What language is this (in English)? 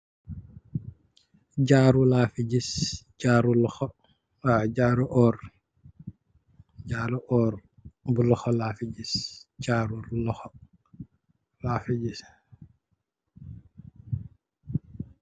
Wolof